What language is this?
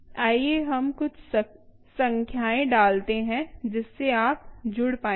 Hindi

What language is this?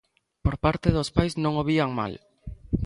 Galician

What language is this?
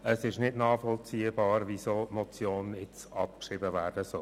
Swiss German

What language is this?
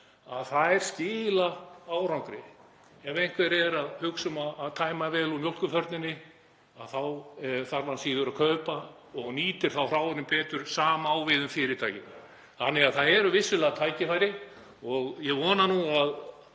Icelandic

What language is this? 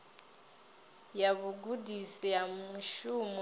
Venda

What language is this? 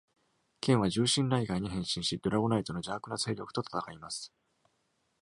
Japanese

